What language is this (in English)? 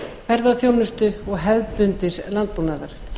Icelandic